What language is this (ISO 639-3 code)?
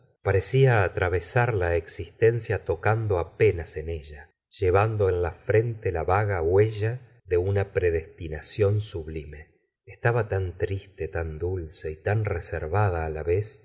spa